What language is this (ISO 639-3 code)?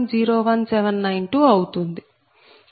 tel